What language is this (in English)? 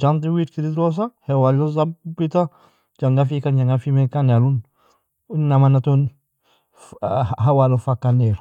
Nobiin